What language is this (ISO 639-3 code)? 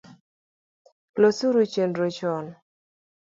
luo